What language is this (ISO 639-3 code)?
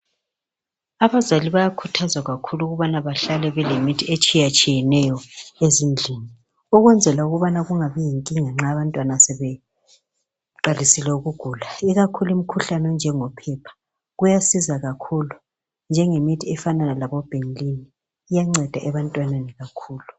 nde